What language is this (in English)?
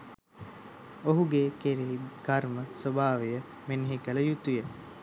Sinhala